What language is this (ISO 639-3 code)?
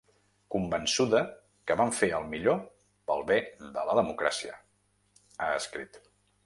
cat